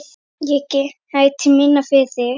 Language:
Icelandic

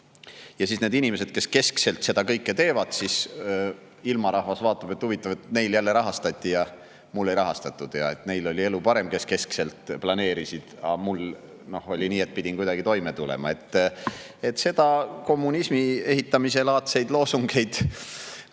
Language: Estonian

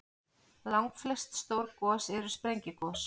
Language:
Icelandic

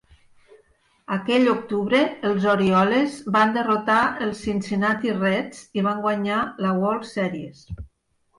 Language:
Catalan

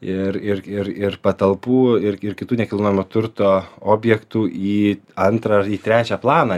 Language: Lithuanian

